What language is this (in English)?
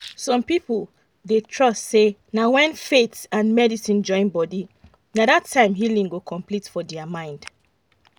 Nigerian Pidgin